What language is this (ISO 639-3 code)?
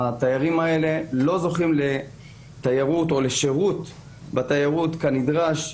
heb